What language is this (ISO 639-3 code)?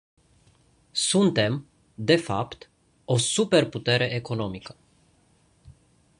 ron